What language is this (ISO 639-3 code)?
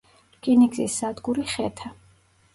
kat